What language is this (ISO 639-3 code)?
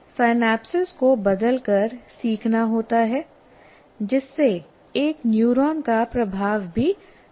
hin